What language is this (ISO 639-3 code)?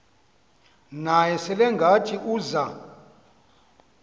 xho